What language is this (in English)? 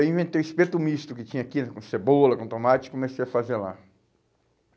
Portuguese